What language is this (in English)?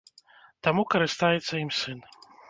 Belarusian